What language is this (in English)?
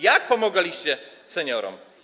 Polish